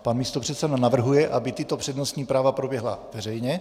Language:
Czech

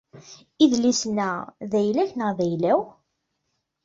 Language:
Kabyle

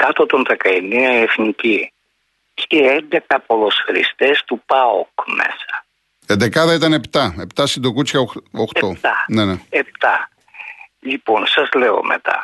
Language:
Greek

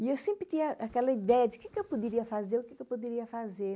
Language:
Portuguese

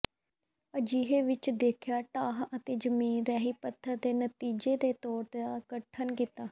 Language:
Punjabi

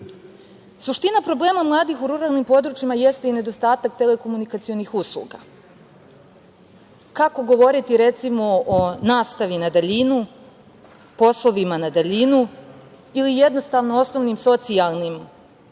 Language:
Serbian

